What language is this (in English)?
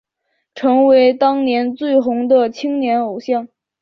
Chinese